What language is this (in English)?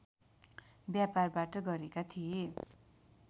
Nepali